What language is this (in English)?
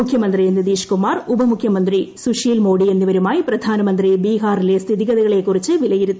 Malayalam